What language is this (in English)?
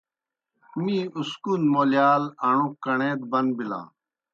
Kohistani Shina